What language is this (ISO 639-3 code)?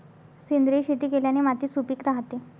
mar